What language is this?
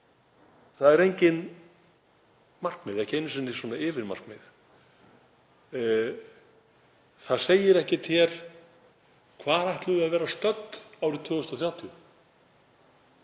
Icelandic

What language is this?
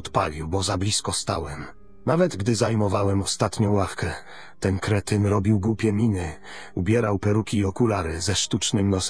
Polish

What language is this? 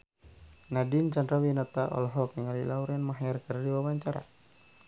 Sundanese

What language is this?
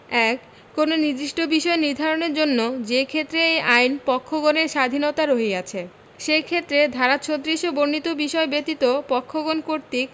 Bangla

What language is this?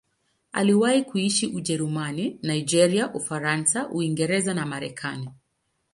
Swahili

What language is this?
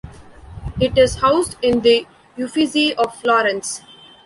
English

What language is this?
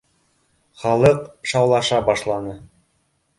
Bashkir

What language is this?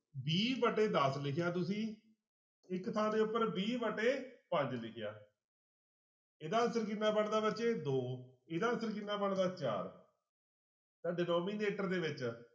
Punjabi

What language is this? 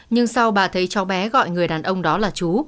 Vietnamese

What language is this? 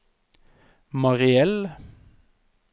Norwegian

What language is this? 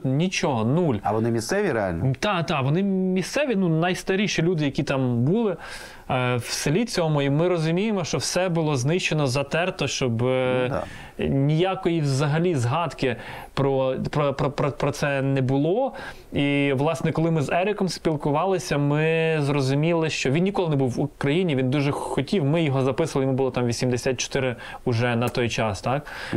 Ukrainian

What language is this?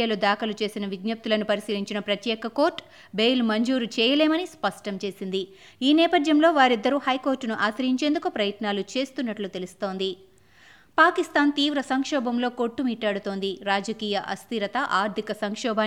Telugu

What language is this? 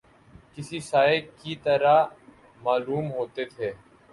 Urdu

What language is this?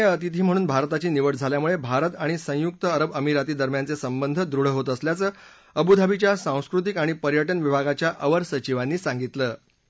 Marathi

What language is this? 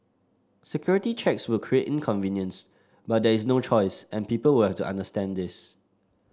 English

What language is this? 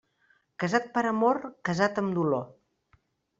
Catalan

